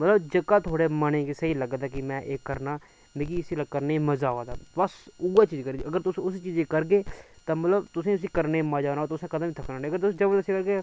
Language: Dogri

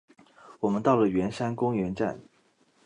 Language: Chinese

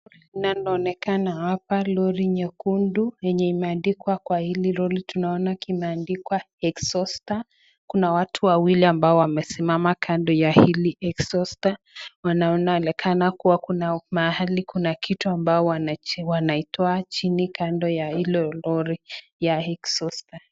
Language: Swahili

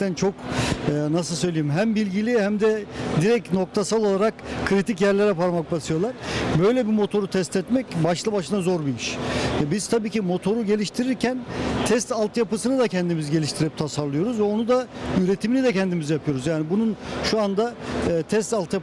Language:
Turkish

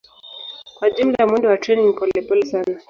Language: Swahili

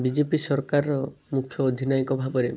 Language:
Odia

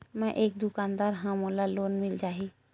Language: Chhattisgarhi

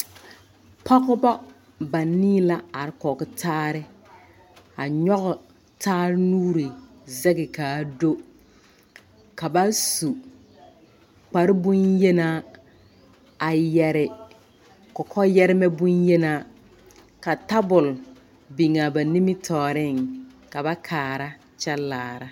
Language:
Southern Dagaare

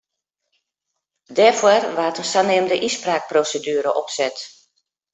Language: Western Frisian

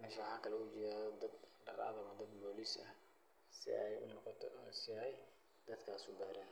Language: Somali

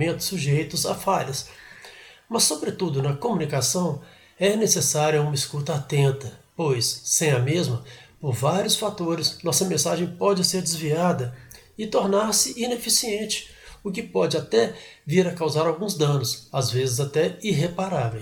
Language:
Portuguese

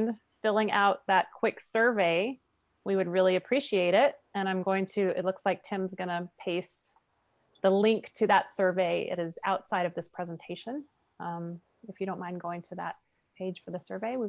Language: English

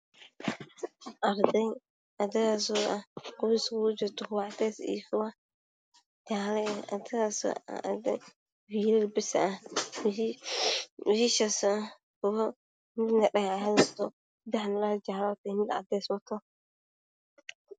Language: Somali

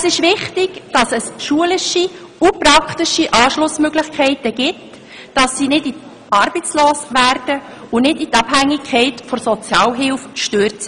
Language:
Swiss German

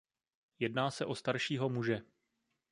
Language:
Czech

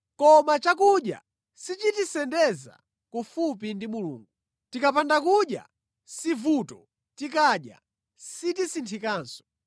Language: Nyanja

